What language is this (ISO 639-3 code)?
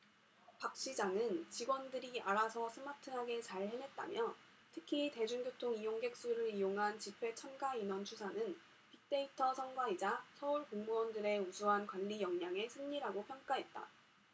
kor